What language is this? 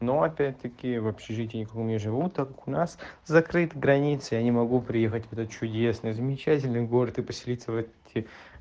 Russian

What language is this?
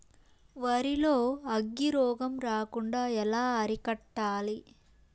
Telugu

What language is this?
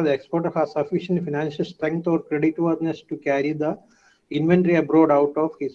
English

